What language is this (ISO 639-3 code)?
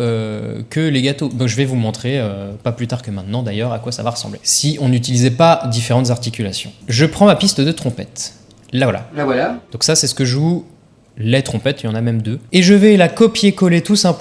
fra